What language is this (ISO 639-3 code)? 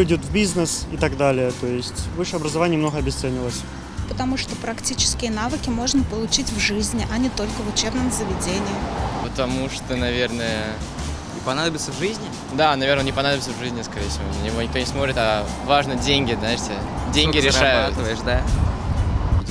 rus